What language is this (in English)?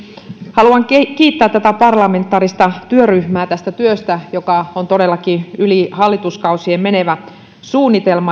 Finnish